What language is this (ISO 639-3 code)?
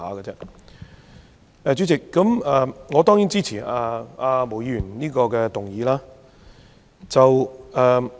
yue